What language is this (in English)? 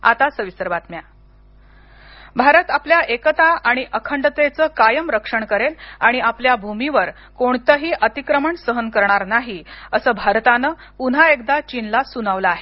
Marathi